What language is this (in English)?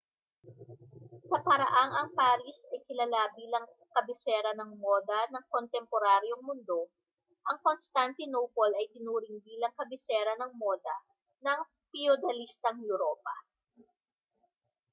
Filipino